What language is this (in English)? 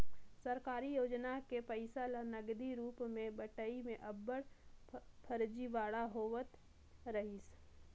Chhattisgarhi